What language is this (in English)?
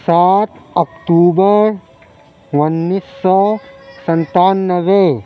Urdu